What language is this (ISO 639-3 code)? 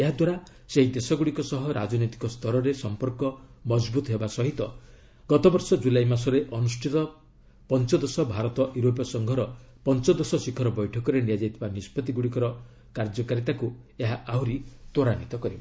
ori